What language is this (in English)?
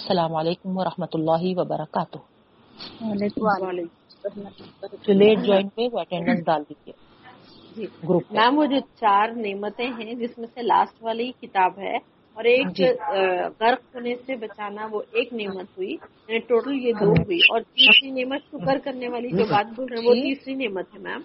Urdu